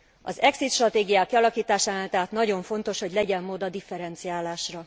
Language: Hungarian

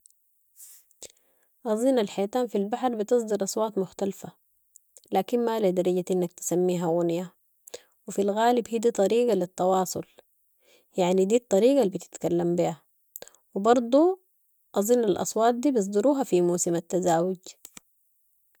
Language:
Sudanese Arabic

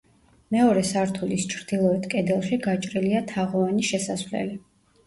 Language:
Georgian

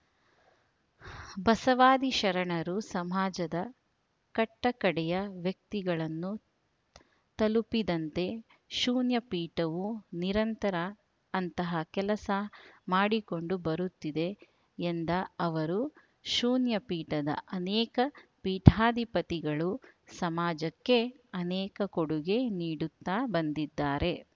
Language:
Kannada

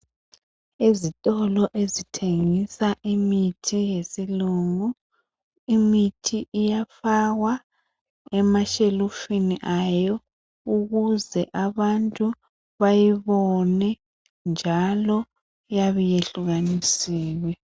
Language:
North Ndebele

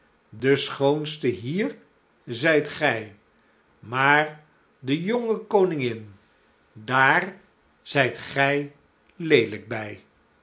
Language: Dutch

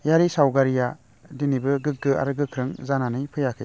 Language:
Bodo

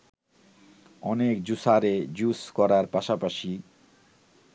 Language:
Bangla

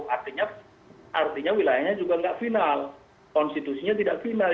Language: Indonesian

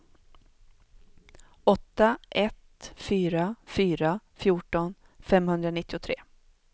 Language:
Swedish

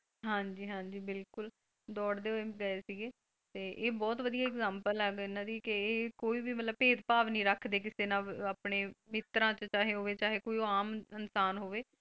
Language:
Punjabi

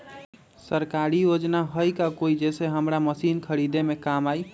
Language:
Magahi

